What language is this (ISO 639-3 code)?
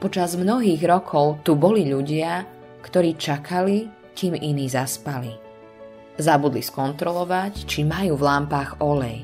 slk